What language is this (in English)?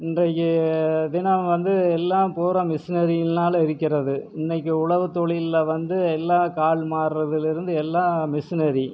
Tamil